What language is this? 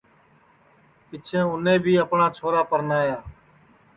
Sansi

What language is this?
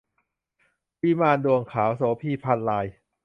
Thai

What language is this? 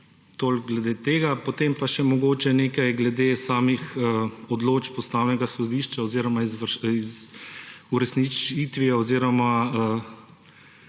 Slovenian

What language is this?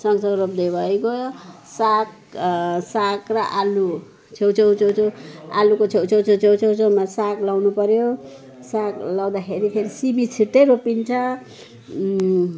Nepali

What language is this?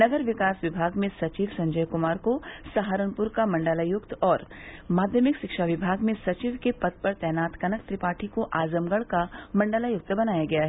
Hindi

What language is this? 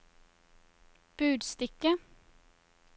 Norwegian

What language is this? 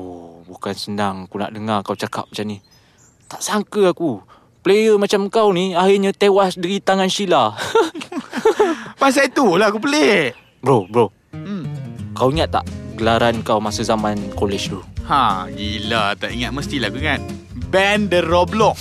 Malay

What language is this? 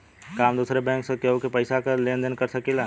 Bhojpuri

